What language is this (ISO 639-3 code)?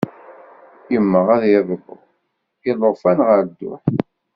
kab